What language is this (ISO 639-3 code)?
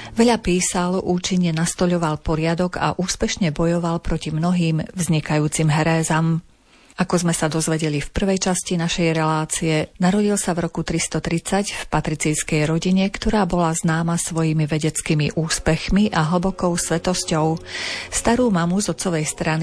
slk